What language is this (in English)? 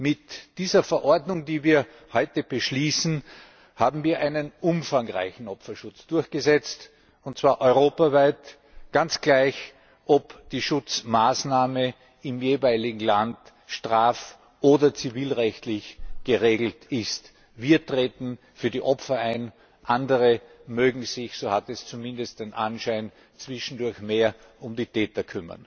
German